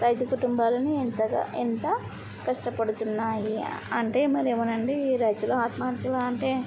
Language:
Telugu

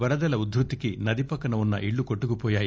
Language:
Telugu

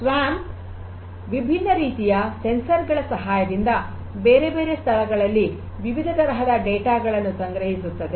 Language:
Kannada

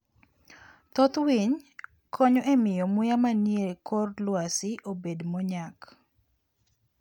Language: Luo (Kenya and Tanzania)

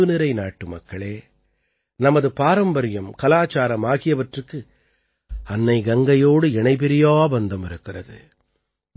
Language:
Tamil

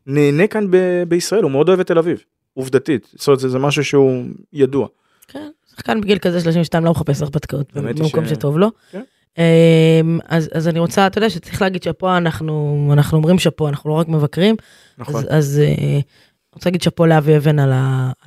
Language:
Hebrew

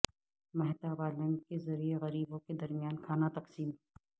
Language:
Urdu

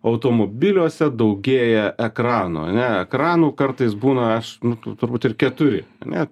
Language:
Lithuanian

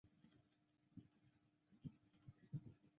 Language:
Chinese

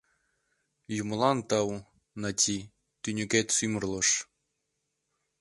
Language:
Mari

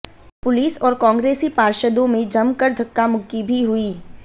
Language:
Hindi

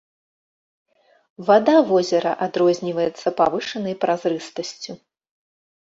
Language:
Belarusian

